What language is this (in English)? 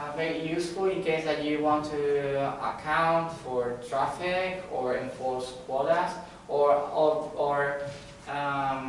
English